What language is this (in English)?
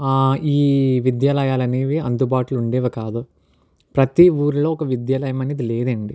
Telugu